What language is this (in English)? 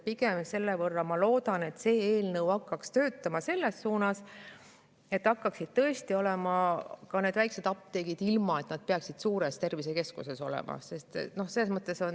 Estonian